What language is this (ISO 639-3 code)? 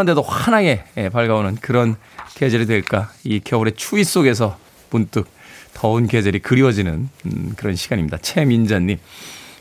kor